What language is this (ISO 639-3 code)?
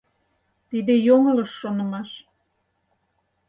chm